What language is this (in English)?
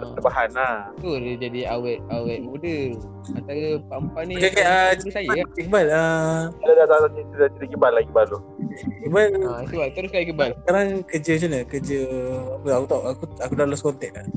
Malay